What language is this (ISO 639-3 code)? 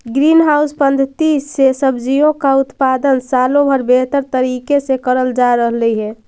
mag